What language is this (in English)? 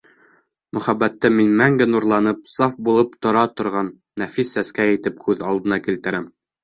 Bashkir